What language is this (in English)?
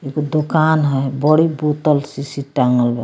Bhojpuri